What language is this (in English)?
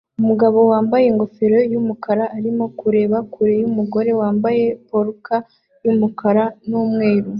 Kinyarwanda